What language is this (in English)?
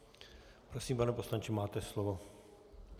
Czech